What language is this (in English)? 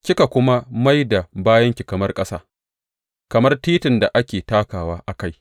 Hausa